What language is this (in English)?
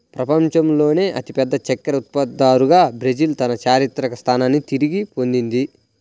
Telugu